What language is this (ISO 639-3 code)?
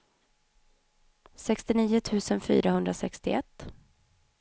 swe